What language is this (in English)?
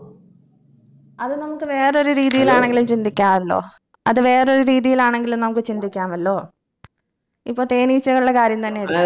Malayalam